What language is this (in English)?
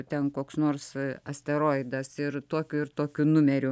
Lithuanian